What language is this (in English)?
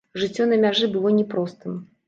Belarusian